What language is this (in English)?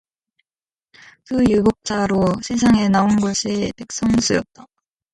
Korean